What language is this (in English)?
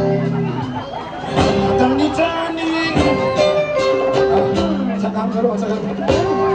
Dutch